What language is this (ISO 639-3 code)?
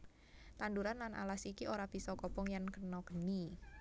jav